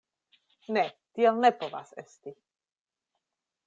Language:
Esperanto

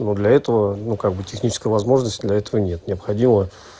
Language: Russian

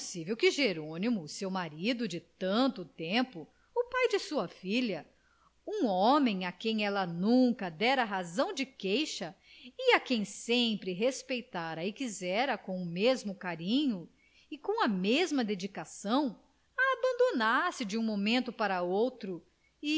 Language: Portuguese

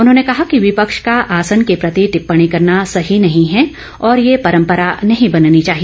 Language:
Hindi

